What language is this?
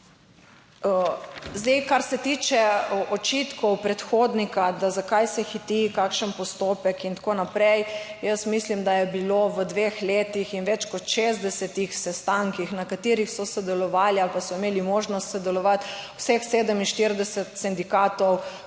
Slovenian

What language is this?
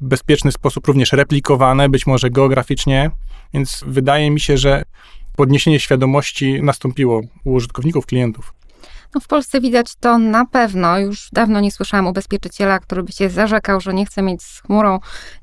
Polish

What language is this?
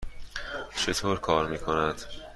Persian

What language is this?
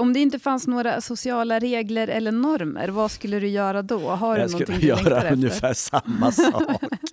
Swedish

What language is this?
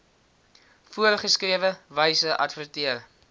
Afrikaans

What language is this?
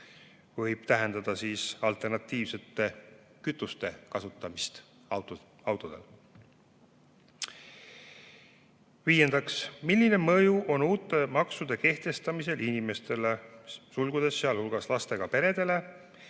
Estonian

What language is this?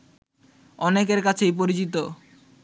Bangla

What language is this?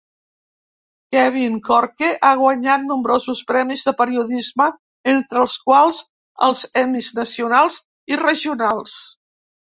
Catalan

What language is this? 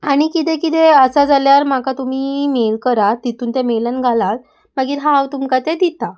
Konkani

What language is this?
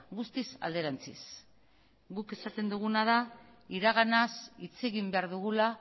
Basque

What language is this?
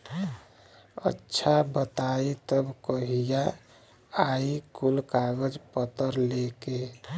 Bhojpuri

